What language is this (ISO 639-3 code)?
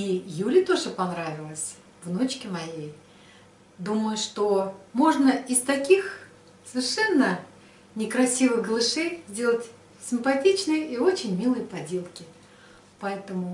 rus